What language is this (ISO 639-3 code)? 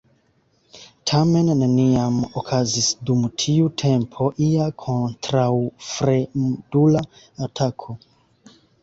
epo